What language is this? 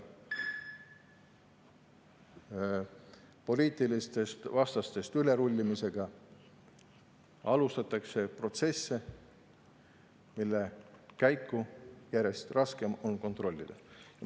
Estonian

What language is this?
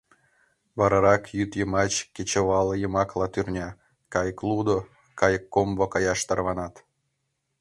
Mari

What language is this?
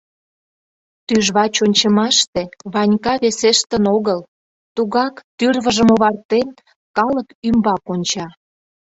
Mari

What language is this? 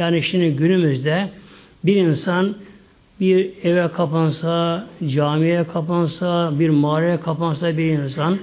Turkish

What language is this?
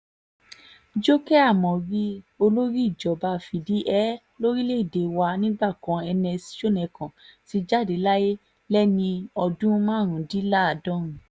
Yoruba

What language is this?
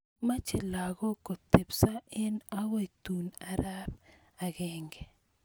Kalenjin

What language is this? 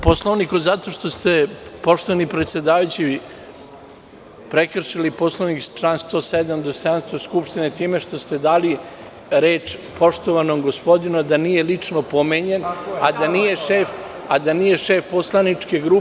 Serbian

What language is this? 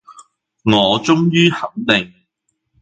Cantonese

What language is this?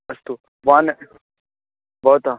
Sanskrit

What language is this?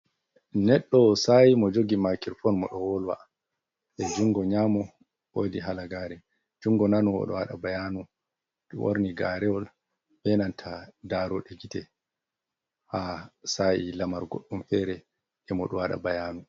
Fula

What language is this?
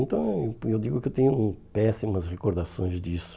Portuguese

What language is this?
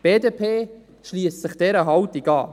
Swiss German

